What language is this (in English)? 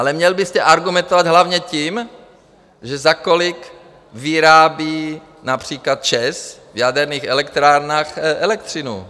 Czech